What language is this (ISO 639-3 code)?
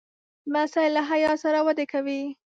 pus